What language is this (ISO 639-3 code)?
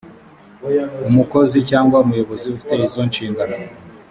kin